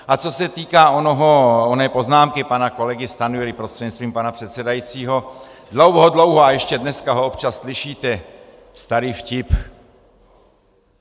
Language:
Czech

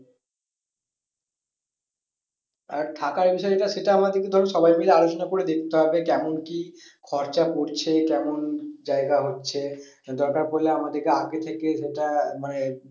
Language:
Bangla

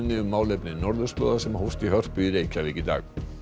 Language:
Icelandic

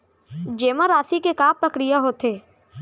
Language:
Chhattisgarhi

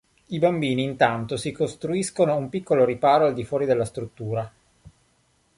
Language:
Italian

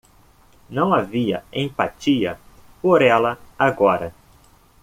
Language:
Portuguese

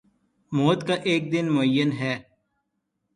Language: Urdu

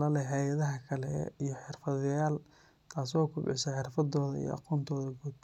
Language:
Somali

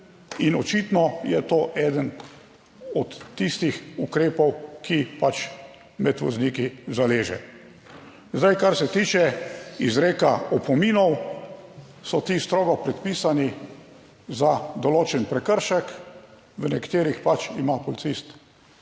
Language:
Slovenian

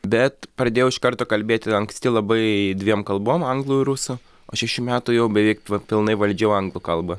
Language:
Lithuanian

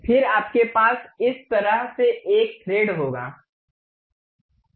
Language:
Hindi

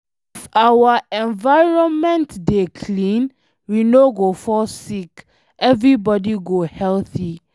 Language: Nigerian Pidgin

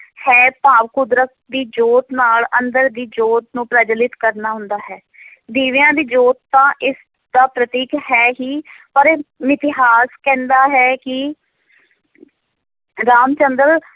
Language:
Punjabi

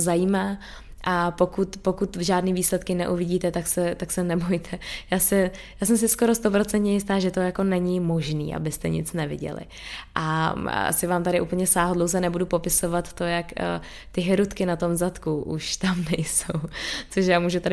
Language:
Czech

